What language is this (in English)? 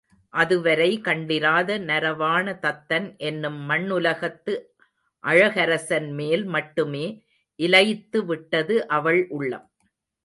Tamil